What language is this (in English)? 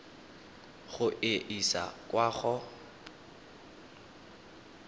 Tswana